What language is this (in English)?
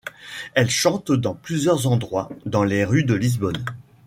French